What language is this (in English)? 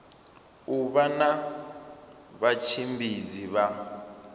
Venda